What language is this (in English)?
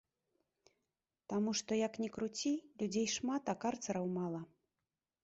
Belarusian